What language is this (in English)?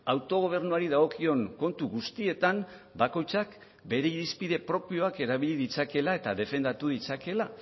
Basque